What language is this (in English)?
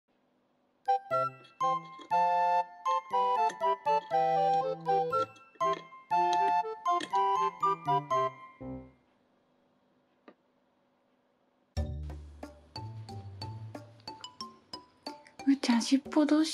Japanese